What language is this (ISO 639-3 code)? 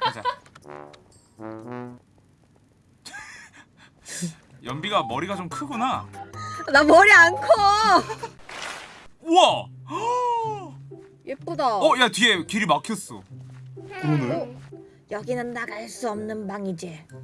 kor